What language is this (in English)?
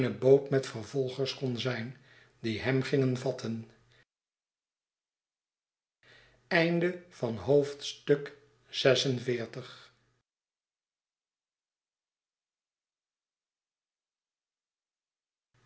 Dutch